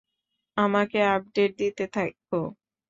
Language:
Bangla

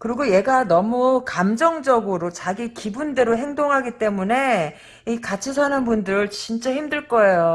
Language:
Korean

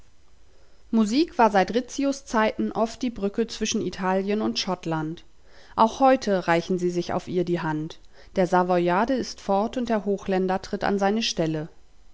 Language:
German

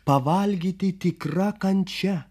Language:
Lithuanian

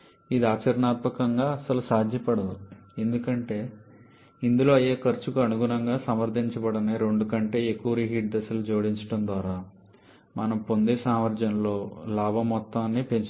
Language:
Telugu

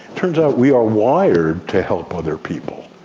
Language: English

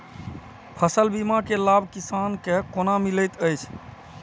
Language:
Maithili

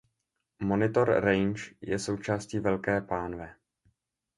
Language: Czech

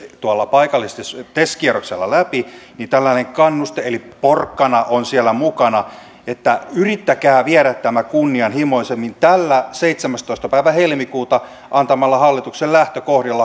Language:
Finnish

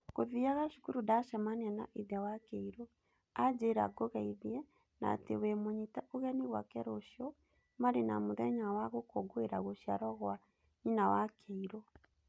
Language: Kikuyu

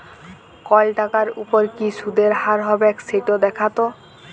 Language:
Bangla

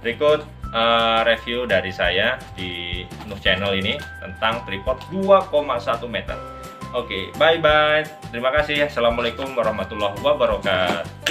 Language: Indonesian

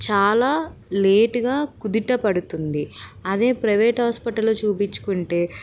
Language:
Telugu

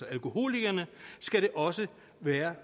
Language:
Danish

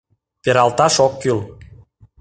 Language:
Mari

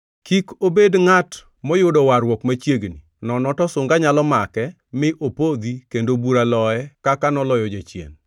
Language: Luo (Kenya and Tanzania)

